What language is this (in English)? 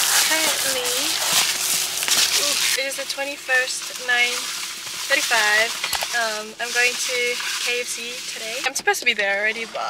English